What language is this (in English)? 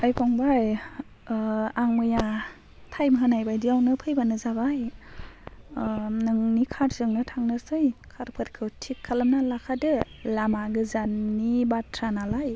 Bodo